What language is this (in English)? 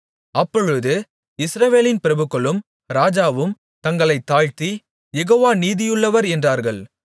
Tamil